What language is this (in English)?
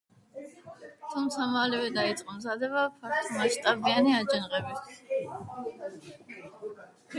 Georgian